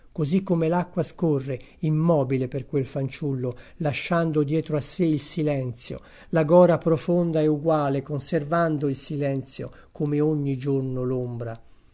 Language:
Italian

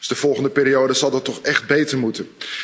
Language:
Dutch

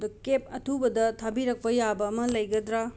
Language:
Manipuri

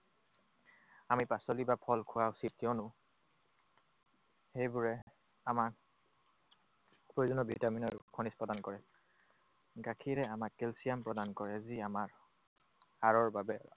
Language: Assamese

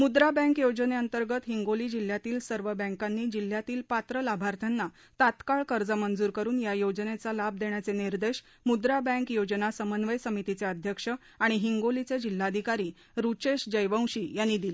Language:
Marathi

